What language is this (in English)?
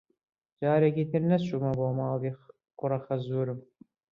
Central Kurdish